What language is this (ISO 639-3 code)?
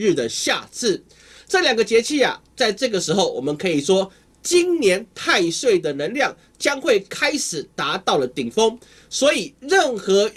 zho